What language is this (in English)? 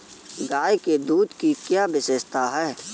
Hindi